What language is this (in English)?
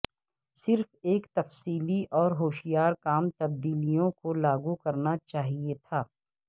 Urdu